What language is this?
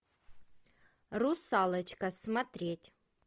Russian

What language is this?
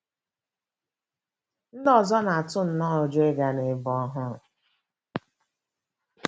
Igbo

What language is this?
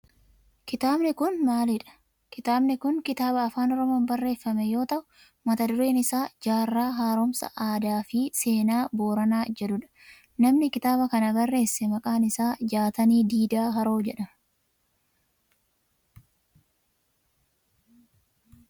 Oromo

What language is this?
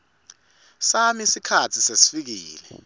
Swati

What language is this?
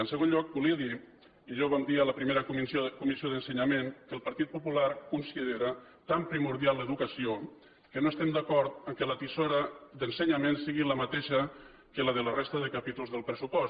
Catalan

